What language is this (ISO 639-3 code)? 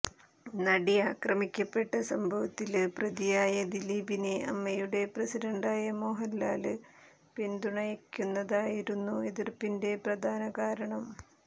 mal